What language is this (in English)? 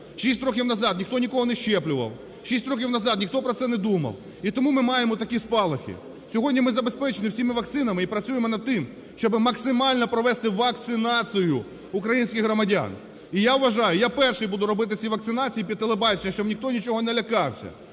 Ukrainian